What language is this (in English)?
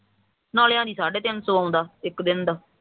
Punjabi